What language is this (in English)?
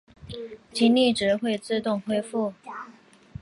Chinese